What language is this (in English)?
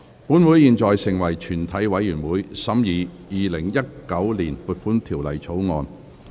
Cantonese